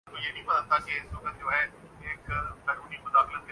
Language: Urdu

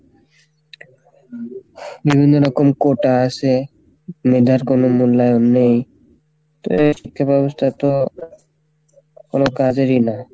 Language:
Bangla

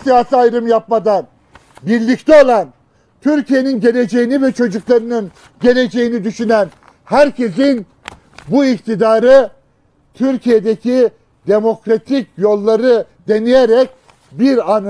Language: Turkish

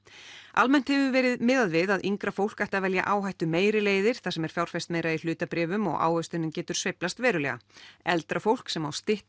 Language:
Icelandic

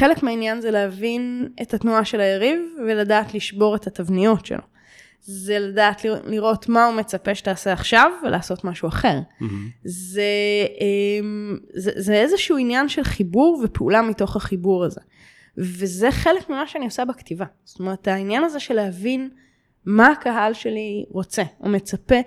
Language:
Hebrew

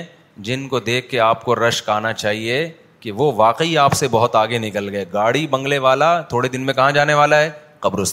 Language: Urdu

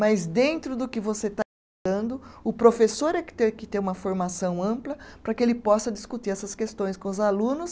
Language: Portuguese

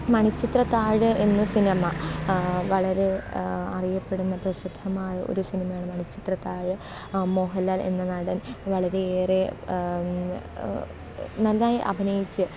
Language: Malayalam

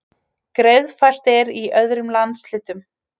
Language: Icelandic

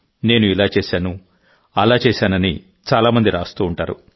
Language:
Telugu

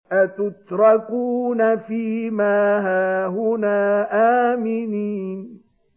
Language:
Arabic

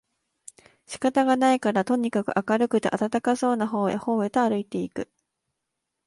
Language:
Japanese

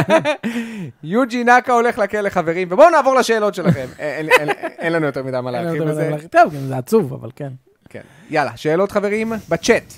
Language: Hebrew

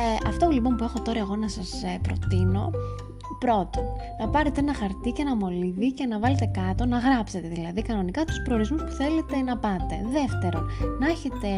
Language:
Greek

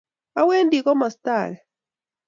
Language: Kalenjin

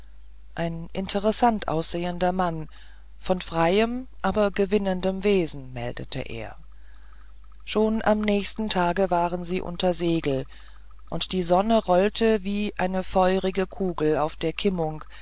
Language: German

